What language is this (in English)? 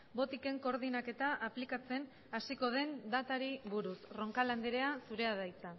Basque